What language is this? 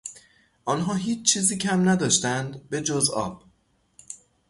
Persian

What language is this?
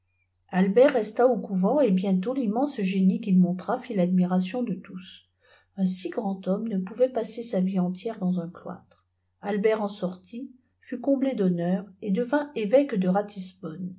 French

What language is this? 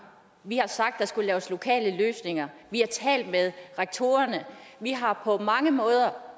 Danish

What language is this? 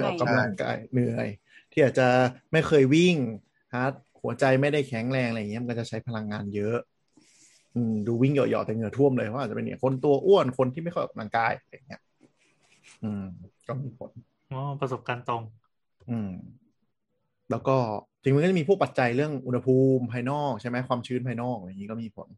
Thai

